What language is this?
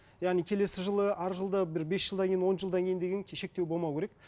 Kazakh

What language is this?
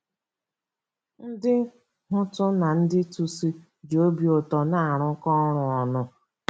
Igbo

